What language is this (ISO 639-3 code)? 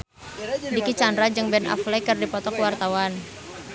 sun